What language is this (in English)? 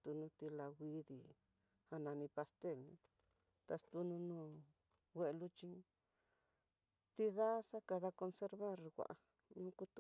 Tidaá Mixtec